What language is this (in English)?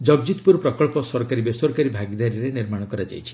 Odia